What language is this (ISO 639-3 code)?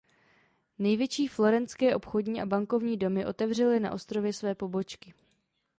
ces